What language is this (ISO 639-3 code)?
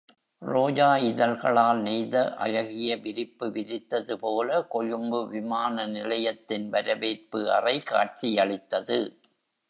tam